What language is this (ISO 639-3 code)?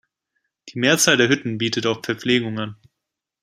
deu